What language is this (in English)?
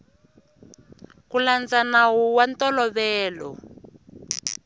Tsonga